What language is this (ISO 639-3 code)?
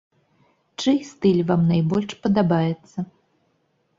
bel